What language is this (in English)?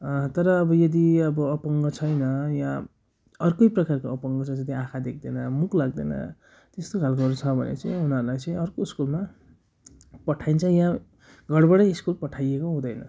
Nepali